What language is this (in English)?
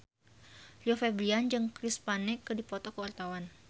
Sundanese